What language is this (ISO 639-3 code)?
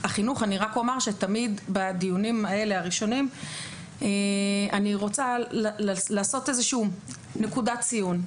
heb